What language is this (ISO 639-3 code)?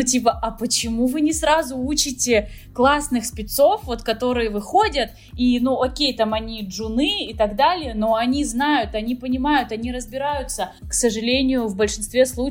rus